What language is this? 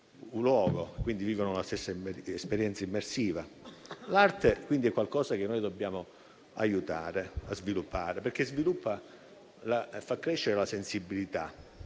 Italian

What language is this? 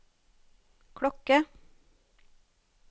Norwegian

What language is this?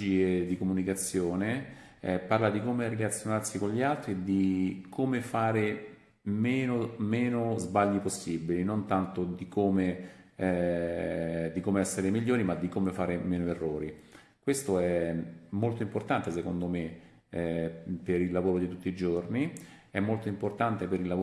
Italian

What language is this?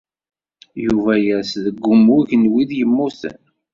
Kabyle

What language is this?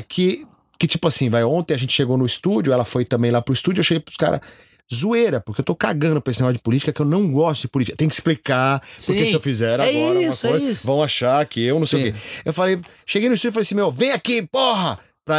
Portuguese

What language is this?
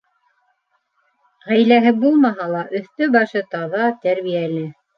Bashkir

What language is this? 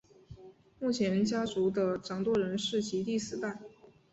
Chinese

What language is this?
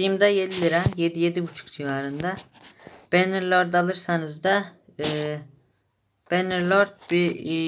Turkish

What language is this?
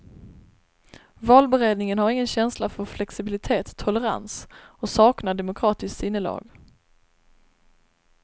Swedish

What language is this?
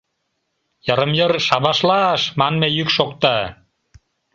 Mari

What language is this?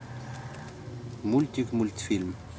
Russian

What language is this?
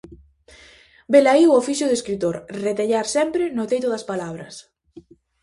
Galician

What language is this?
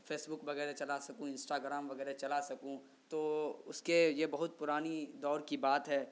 Urdu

